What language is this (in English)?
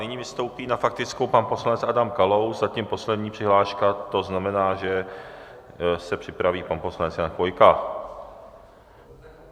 Czech